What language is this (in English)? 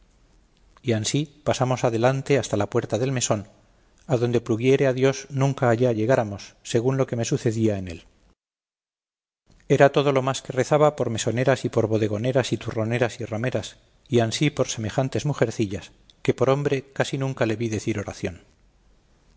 Spanish